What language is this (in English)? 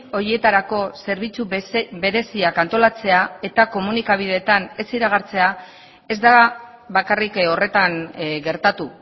Basque